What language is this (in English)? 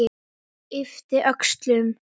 Icelandic